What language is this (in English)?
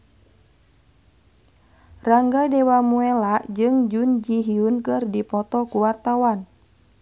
Sundanese